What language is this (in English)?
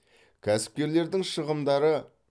Kazakh